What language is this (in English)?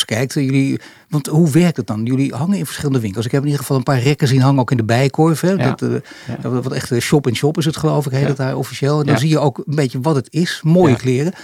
Dutch